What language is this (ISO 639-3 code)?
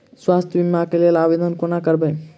mai